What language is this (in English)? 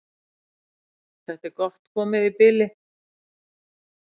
Icelandic